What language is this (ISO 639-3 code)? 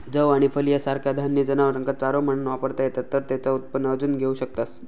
mar